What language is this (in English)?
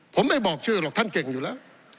Thai